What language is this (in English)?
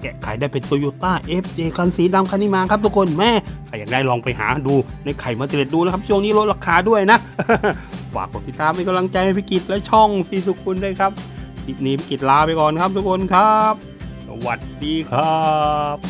Thai